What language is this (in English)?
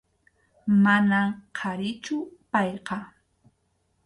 Arequipa-La Unión Quechua